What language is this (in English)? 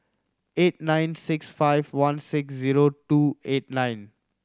English